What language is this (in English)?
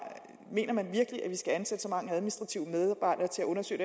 Danish